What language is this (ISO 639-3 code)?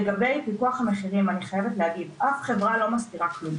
heb